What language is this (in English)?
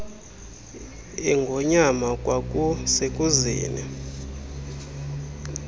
Xhosa